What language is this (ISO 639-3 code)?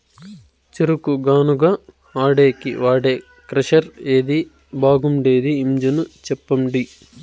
tel